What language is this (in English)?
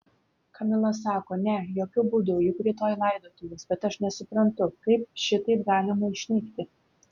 Lithuanian